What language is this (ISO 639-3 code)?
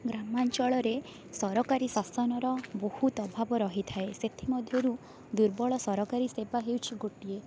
ori